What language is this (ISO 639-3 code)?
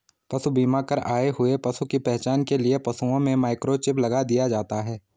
hin